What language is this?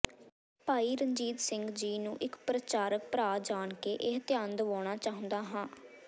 Punjabi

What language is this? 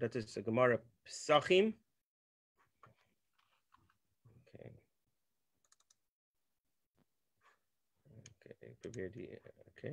Dutch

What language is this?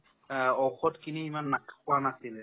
Assamese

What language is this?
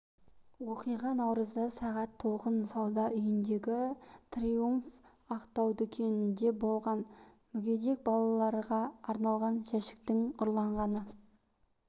Kazakh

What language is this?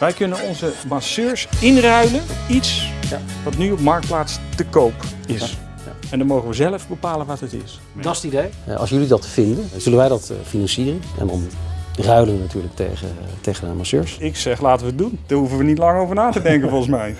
Dutch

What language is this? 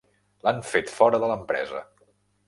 Catalan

